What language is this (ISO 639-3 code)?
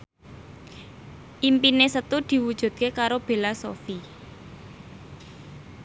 jav